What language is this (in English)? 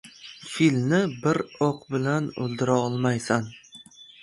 Uzbek